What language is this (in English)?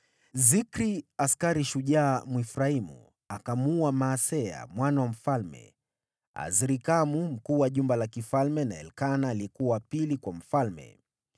Swahili